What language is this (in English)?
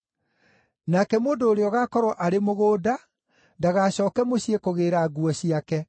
Kikuyu